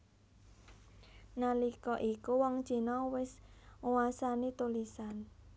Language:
Javanese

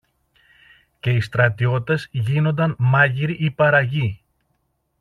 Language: Greek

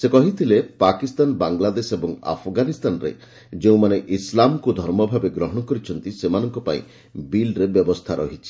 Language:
Odia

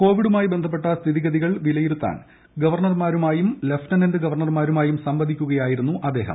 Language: Malayalam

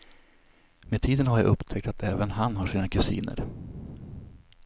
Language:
Swedish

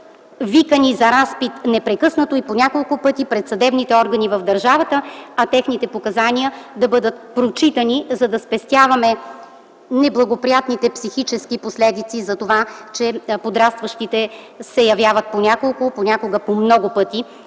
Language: Bulgarian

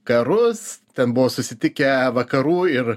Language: Lithuanian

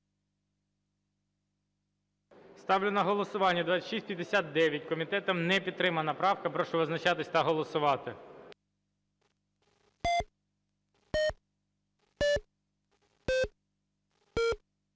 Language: Ukrainian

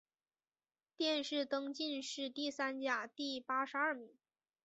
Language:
Chinese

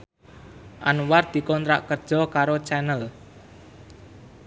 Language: Javanese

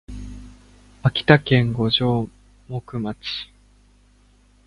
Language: Japanese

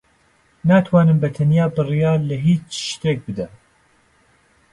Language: Central Kurdish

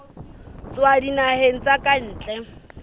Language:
Southern Sotho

